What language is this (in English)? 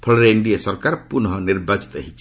Odia